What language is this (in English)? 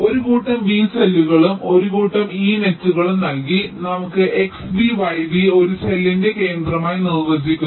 Malayalam